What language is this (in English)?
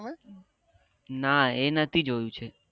Gujarati